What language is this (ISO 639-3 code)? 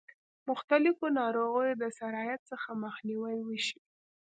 pus